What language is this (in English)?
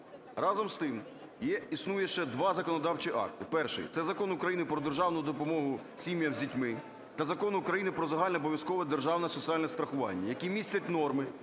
Ukrainian